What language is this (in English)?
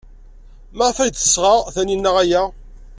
Kabyle